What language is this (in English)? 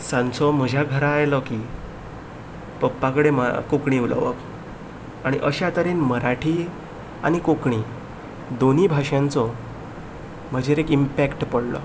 Konkani